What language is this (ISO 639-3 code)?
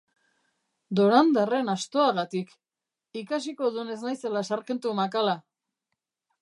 eus